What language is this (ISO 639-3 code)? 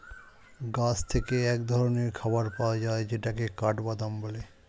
ben